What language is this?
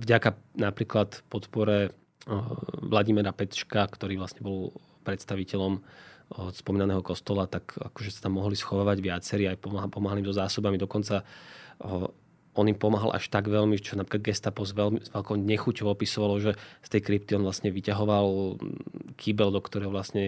Slovak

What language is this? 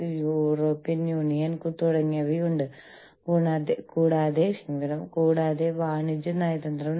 Malayalam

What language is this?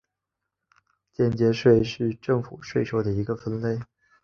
Chinese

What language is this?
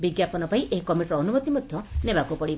Odia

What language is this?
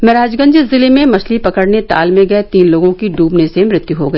Hindi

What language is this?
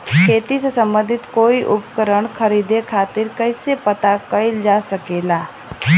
Bhojpuri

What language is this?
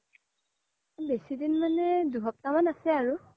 Assamese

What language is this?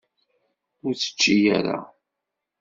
Kabyle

